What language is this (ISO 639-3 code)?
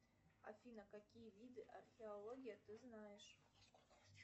rus